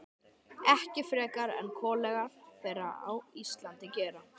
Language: Icelandic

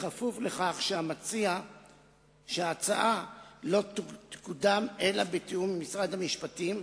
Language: Hebrew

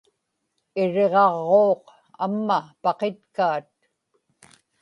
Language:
Inupiaq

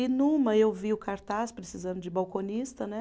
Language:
Portuguese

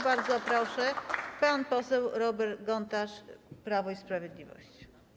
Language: Polish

